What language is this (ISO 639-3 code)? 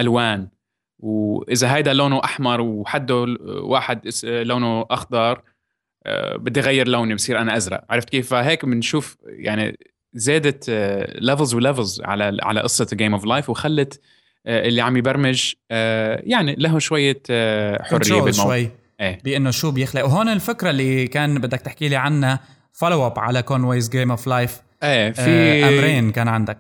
ara